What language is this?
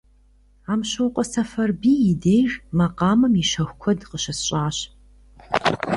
Kabardian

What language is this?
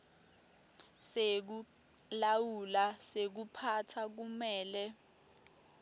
Swati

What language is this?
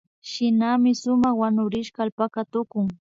Imbabura Highland Quichua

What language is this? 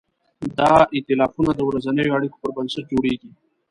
Pashto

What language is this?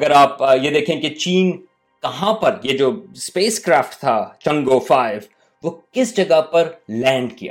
Urdu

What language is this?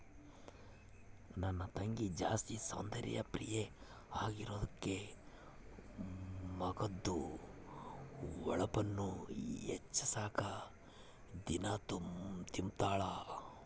Kannada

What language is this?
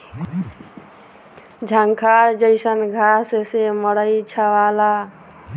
Bhojpuri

